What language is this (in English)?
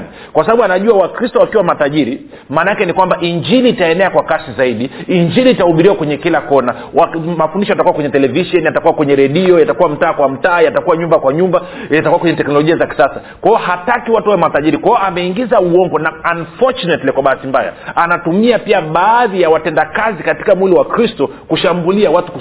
Swahili